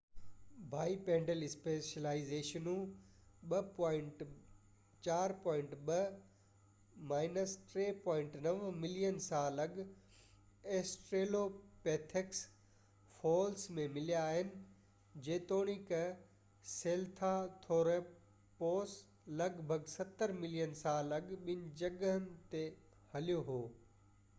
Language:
Sindhi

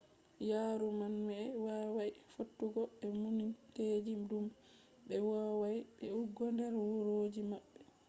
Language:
Fula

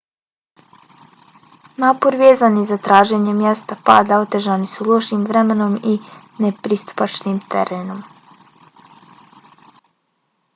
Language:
Bosnian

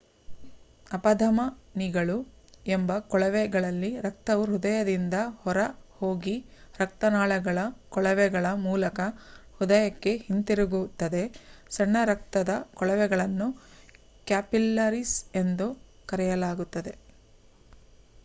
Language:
Kannada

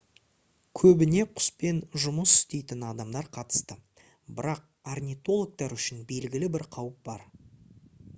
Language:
Kazakh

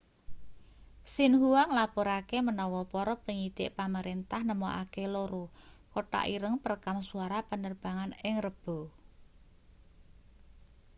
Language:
Javanese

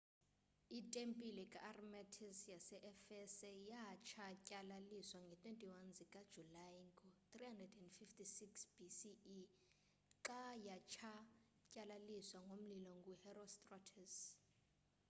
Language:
Xhosa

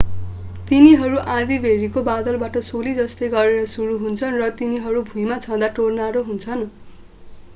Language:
Nepali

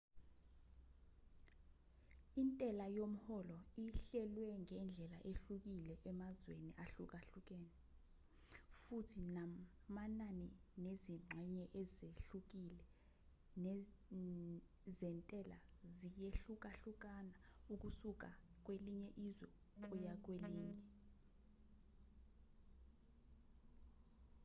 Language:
Zulu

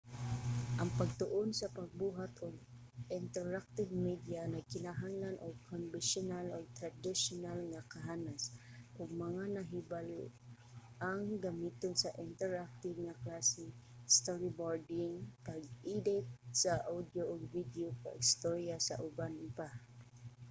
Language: Cebuano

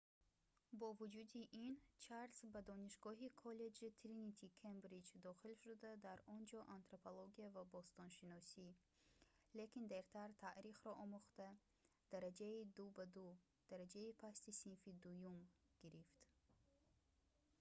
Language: Tajik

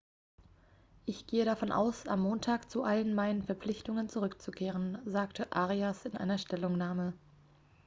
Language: German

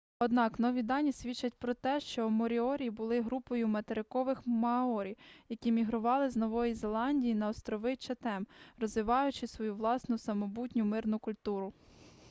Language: Ukrainian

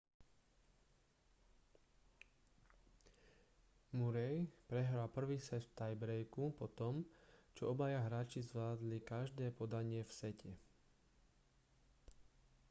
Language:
Slovak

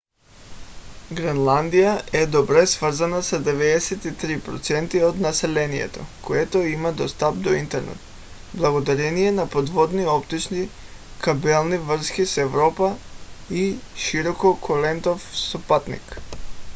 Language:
Bulgarian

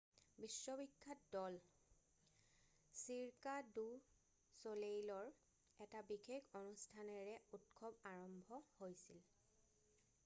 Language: Assamese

